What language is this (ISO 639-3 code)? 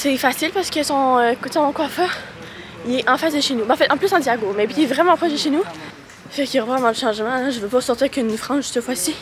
fra